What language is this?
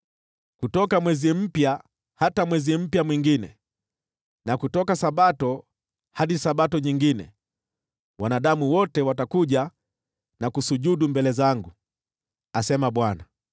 Swahili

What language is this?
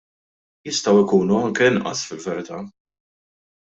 Maltese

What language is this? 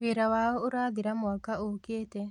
Kikuyu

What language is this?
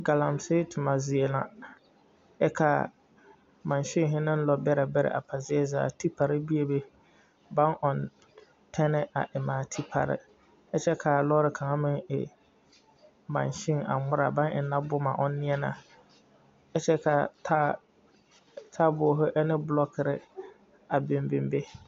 Southern Dagaare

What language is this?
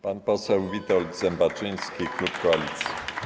Polish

